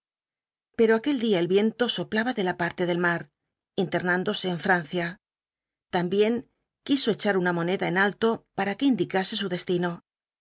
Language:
Spanish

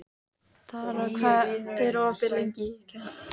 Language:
Icelandic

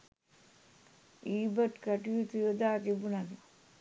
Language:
Sinhala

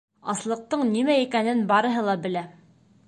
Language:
Bashkir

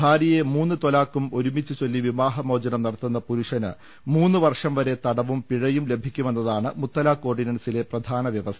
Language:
Malayalam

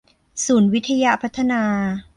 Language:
Thai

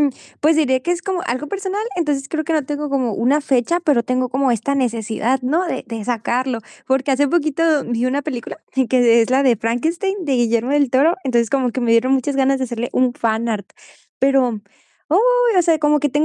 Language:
Spanish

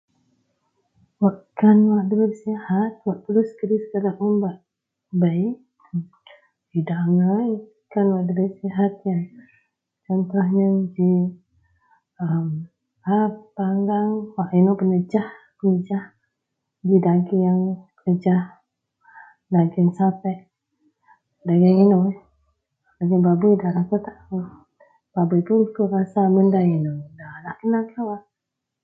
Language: Central Melanau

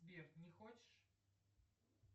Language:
Russian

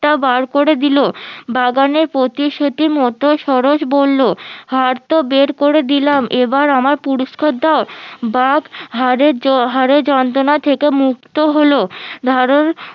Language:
Bangla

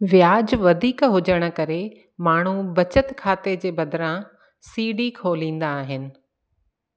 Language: Sindhi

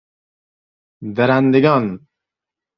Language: Persian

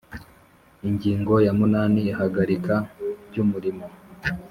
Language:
Kinyarwanda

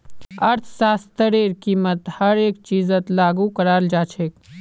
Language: Magahi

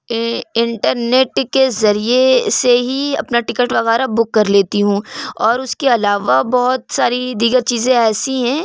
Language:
Urdu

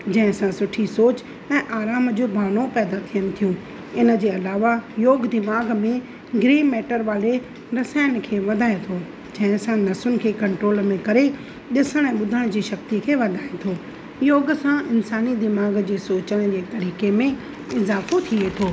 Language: Sindhi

